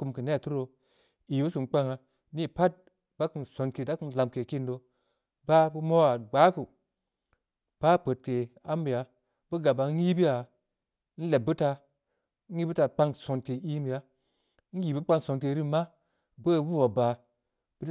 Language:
Samba Leko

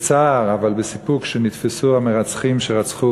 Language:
Hebrew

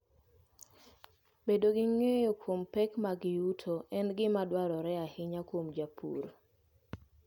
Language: Luo (Kenya and Tanzania)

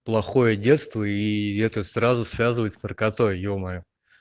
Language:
Russian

